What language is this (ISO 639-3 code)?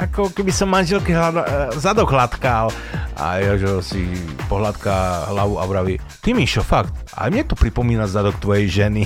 slk